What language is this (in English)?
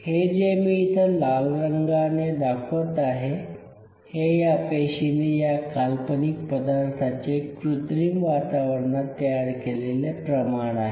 Marathi